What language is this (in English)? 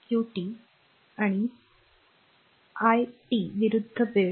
Marathi